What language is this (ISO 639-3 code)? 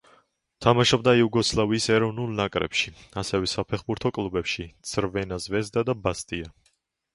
kat